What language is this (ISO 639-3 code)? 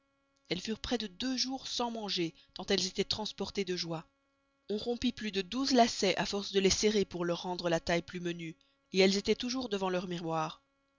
fra